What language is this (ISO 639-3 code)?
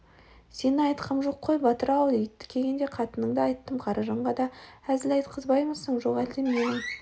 kaz